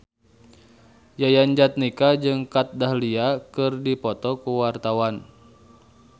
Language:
Sundanese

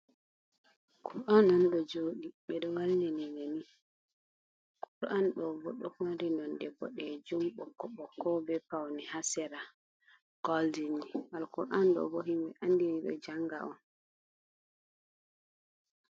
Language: Fula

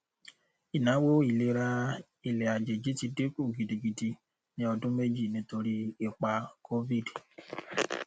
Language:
Yoruba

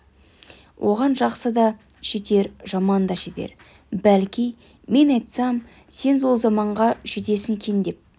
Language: Kazakh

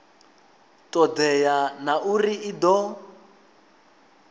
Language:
Venda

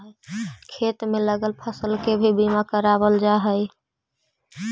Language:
Magahi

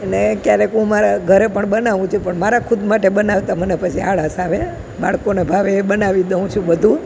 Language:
Gujarati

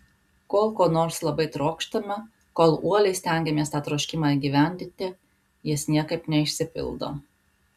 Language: Lithuanian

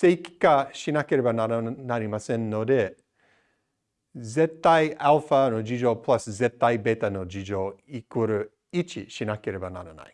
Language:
Japanese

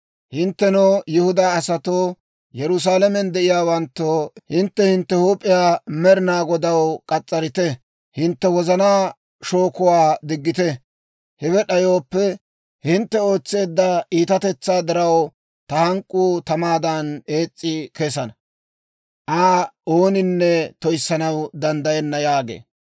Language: Dawro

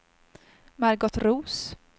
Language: Swedish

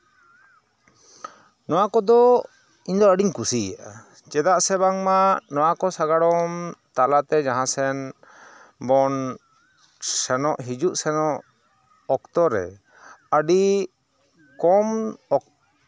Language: Santali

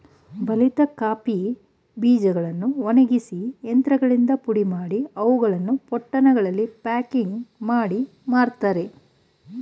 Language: Kannada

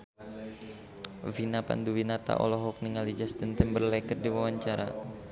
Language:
Sundanese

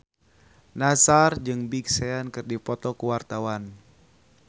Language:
Sundanese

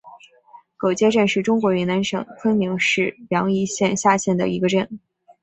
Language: Chinese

